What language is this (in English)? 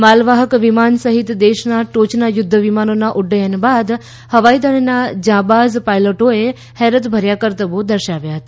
Gujarati